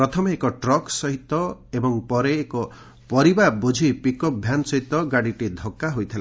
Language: Odia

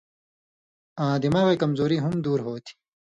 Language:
Indus Kohistani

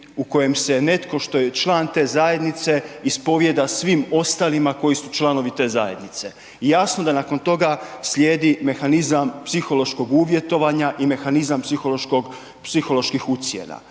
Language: Croatian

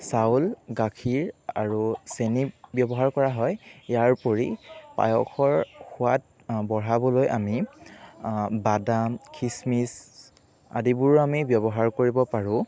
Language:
Assamese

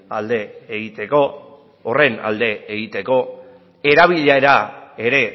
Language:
Basque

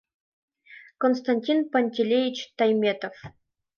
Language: Mari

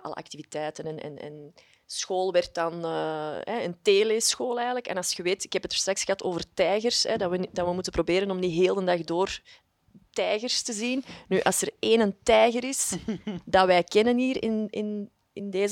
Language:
Dutch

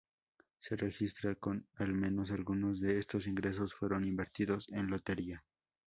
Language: Spanish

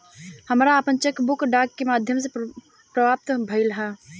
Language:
Bhojpuri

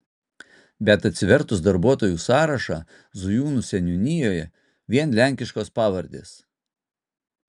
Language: Lithuanian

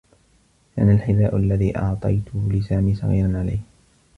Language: Arabic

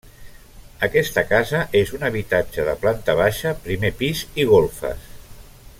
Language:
Catalan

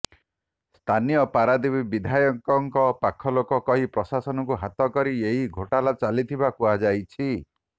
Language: Odia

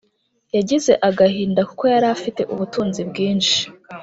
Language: Kinyarwanda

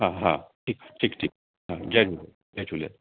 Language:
Sindhi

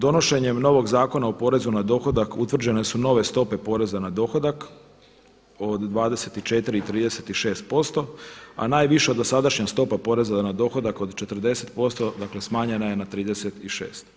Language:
Croatian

